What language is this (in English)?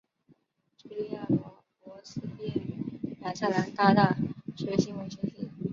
Chinese